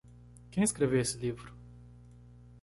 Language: Portuguese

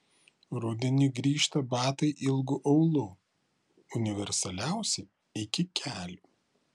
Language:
Lithuanian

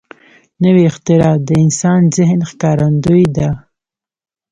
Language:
Pashto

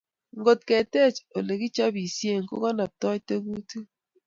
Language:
Kalenjin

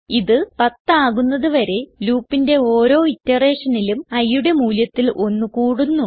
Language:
Malayalam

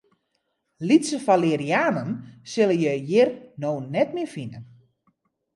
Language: Western Frisian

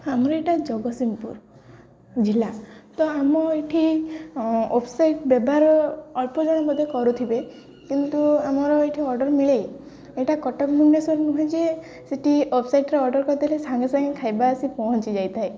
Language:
Odia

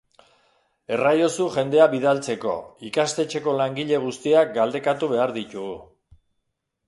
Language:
Basque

